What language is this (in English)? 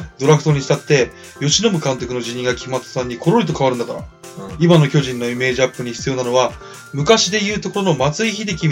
Japanese